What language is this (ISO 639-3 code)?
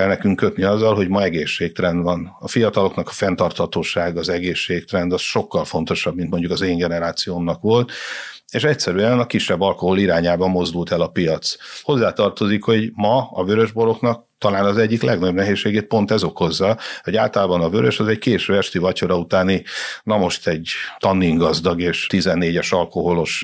hun